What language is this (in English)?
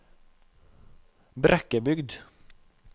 Norwegian